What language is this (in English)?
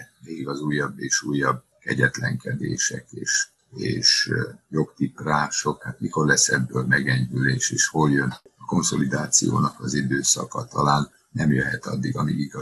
Hungarian